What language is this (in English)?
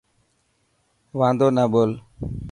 Dhatki